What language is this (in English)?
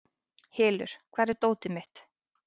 Icelandic